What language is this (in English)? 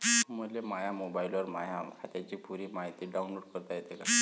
Marathi